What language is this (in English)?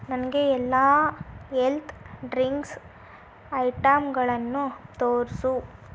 Kannada